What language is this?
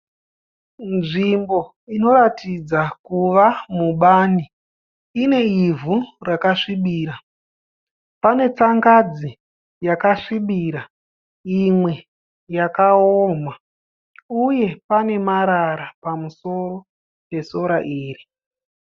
Shona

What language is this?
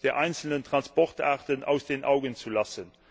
German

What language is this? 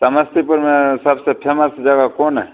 Maithili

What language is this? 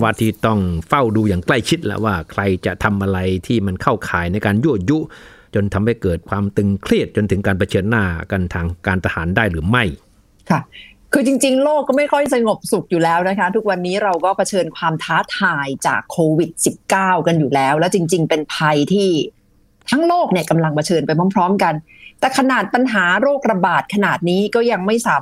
Thai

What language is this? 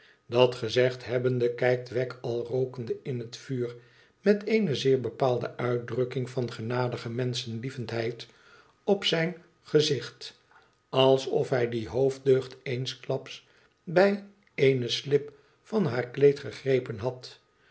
Dutch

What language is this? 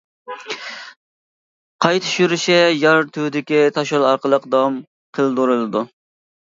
Uyghur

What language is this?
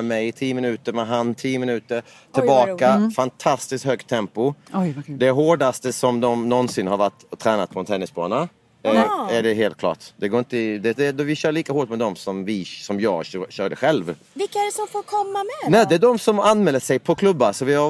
Swedish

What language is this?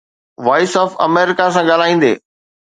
Sindhi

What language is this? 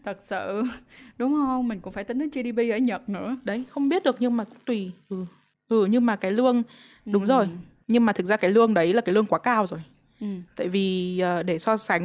Vietnamese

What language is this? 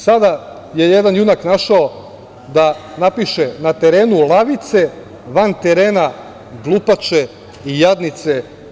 Serbian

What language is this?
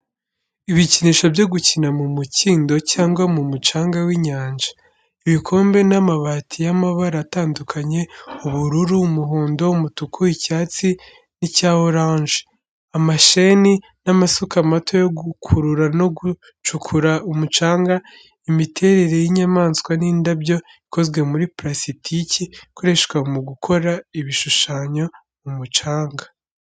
Kinyarwanda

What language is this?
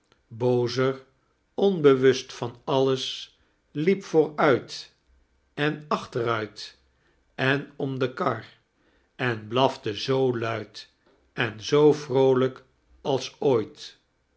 Dutch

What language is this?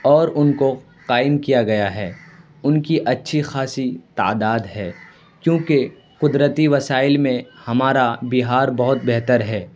Urdu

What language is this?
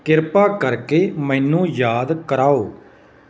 Punjabi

